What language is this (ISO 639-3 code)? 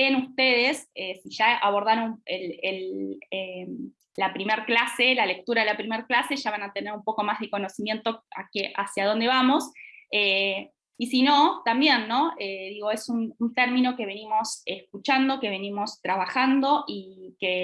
spa